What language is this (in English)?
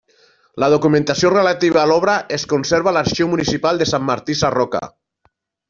Catalan